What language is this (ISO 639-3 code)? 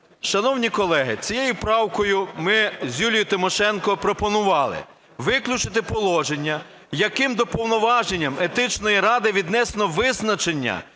ukr